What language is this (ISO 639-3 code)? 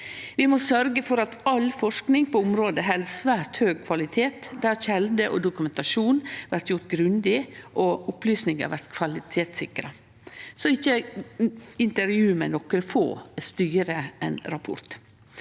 nor